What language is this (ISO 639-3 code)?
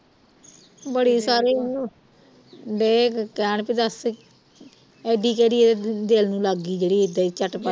pan